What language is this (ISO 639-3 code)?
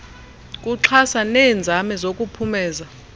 xho